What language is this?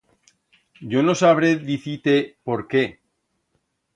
Aragonese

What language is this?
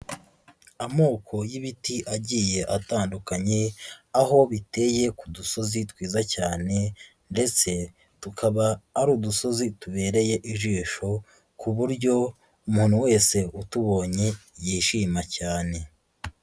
Kinyarwanda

